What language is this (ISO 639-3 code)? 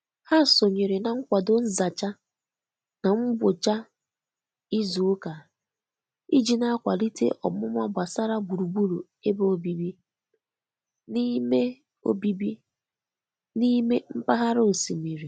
ibo